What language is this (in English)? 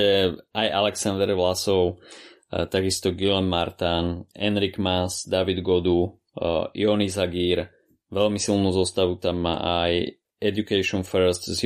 Slovak